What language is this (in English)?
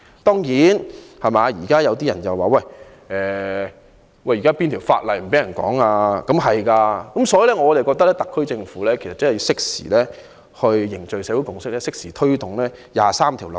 Cantonese